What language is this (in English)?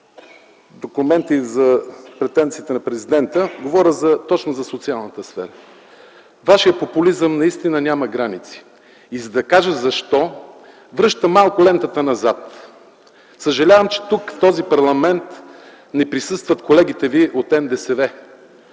Bulgarian